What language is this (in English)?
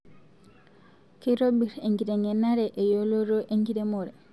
Masai